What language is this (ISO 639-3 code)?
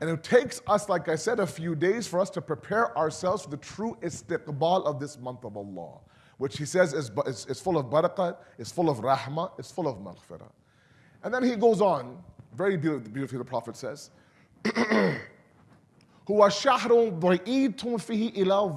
eng